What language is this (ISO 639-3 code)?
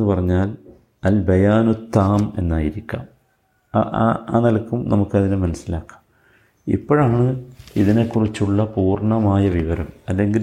mal